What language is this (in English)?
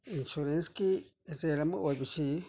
Manipuri